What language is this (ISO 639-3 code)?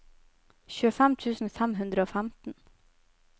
nor